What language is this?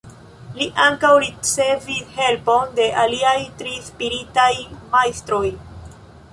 Esperanto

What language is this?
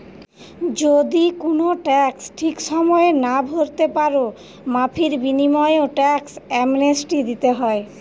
Bangla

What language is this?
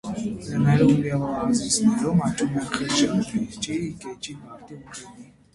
Armenian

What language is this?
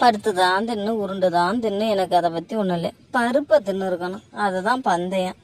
Tamil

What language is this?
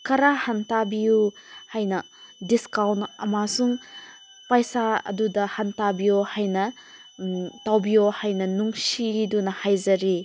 Manipuri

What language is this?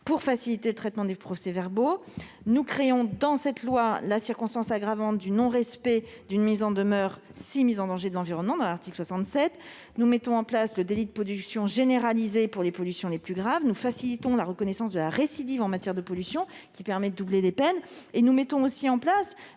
French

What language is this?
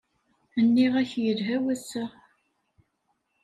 Kabyle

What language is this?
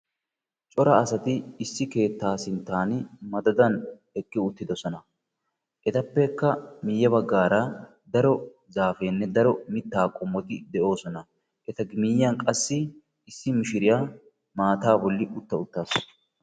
Wolaytta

